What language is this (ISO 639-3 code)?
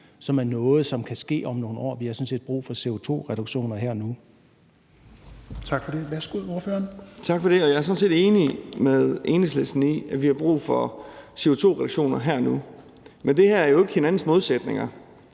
dan